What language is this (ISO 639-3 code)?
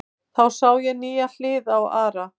isl